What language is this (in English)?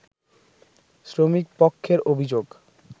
Bangla